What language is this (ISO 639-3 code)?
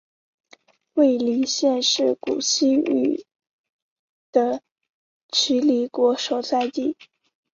zho